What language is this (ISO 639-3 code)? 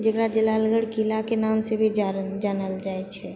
mai